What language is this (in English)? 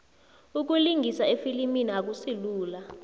South Ndebele